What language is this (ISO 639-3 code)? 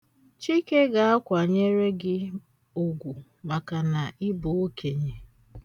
ibo